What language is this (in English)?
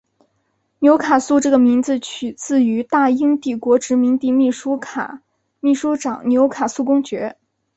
Chinese